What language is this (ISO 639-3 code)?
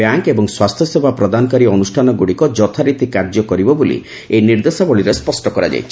ori